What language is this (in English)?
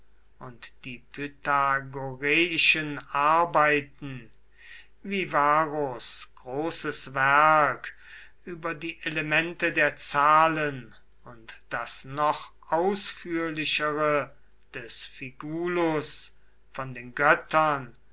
German